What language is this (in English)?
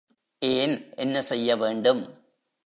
Tamil